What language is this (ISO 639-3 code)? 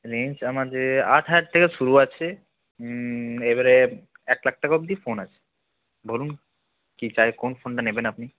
ben